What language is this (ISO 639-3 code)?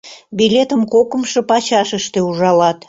chm